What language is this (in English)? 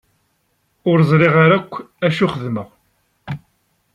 Kabyle